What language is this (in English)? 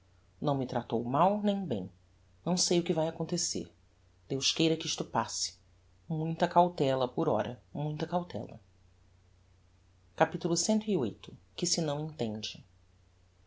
Portuguese